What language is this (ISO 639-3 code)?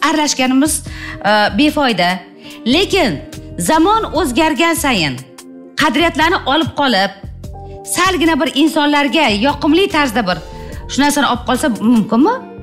tur